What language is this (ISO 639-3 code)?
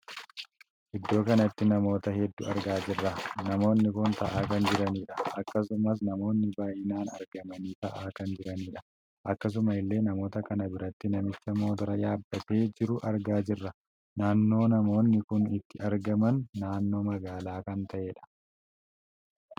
orm